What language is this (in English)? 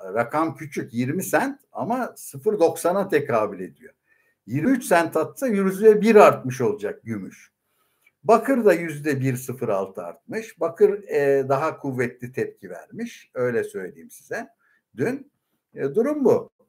Turkish